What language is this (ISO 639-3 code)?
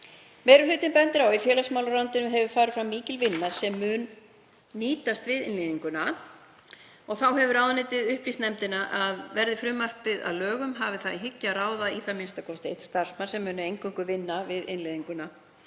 isl